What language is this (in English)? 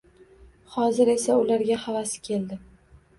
Uzbek